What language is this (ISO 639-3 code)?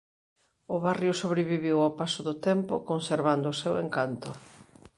glg